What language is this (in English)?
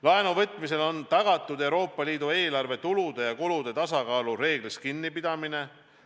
Estonian